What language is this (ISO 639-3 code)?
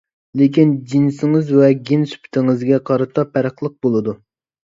uig